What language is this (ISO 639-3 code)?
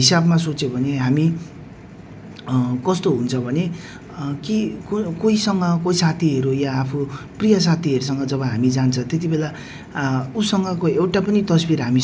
nep